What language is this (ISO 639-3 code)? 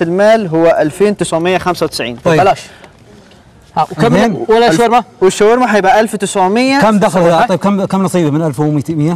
ara